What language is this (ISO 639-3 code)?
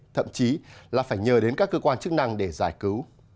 vie